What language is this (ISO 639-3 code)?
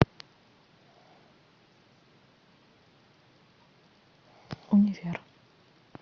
rus